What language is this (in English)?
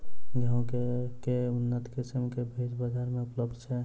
Maithili